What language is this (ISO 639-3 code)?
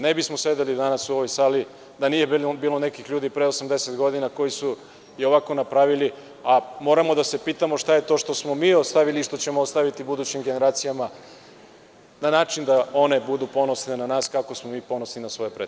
srp